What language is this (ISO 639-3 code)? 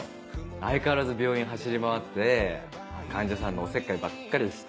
jpn